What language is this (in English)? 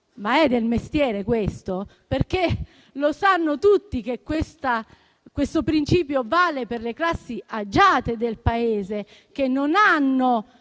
Italian